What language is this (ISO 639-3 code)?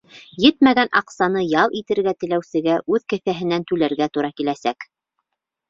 bak